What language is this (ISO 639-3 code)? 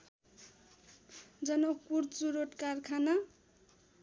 nep